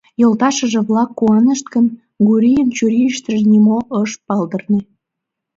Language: Mari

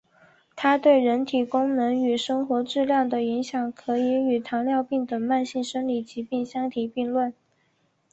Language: Chinese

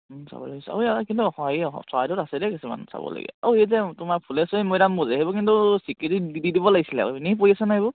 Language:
Assamese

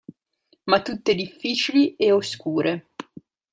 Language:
Italian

